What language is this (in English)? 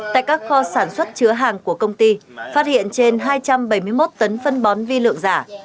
Vietnamese